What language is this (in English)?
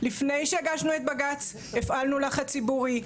Hebrew